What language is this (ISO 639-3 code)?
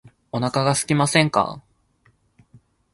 jpn